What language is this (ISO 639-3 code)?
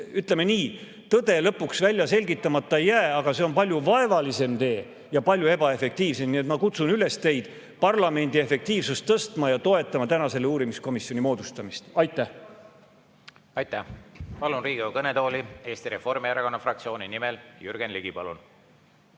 est